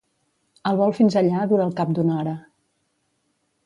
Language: Catalan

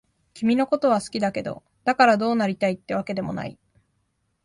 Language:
Japanese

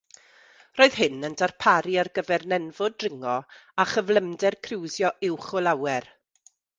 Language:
Welsh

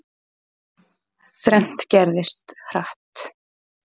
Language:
Icelandic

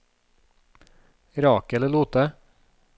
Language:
Norwegian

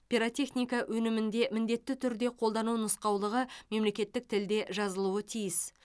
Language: Kazakh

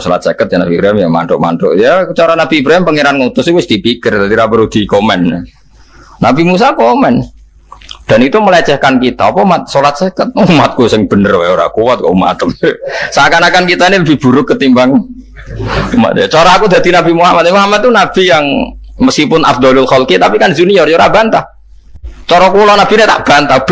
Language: Indonesian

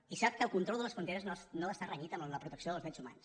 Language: Catalan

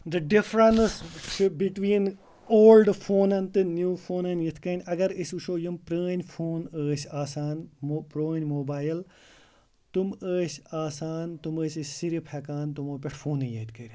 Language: Kashmiri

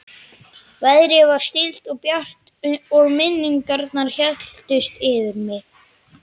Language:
Icelandic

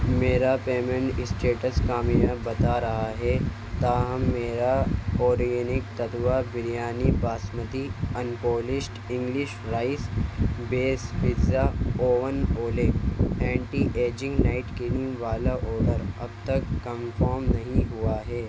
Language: Urdu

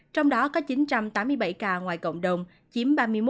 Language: Vietnamese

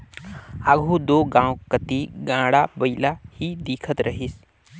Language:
Chhattisgarhi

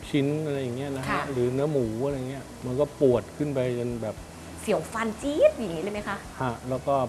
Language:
Thai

